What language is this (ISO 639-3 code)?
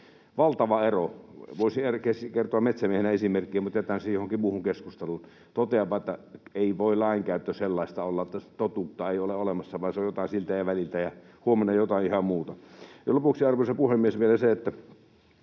fin